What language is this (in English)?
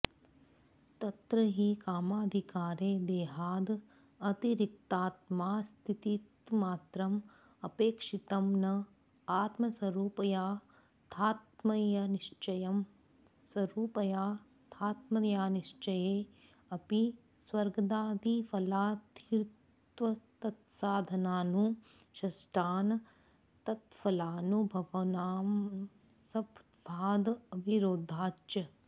Sanskrit